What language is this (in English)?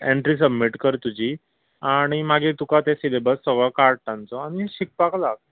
Konkani